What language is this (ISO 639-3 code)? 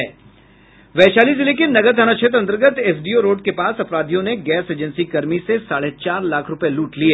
hin